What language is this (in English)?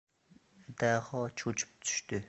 Uzbek